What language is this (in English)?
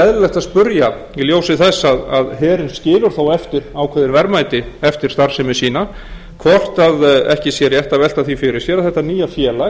Icelandic